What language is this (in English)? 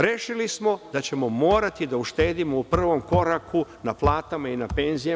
Serbian